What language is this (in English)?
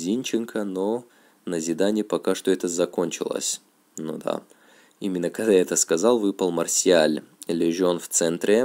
Russian